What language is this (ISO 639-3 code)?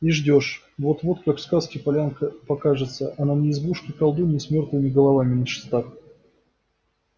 rus